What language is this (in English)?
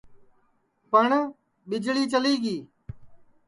Sansi